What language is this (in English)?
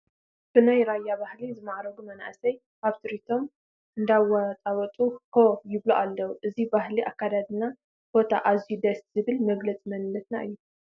Tigrinya